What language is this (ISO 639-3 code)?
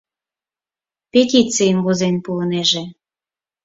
chm